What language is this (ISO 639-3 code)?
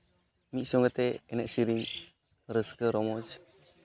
sat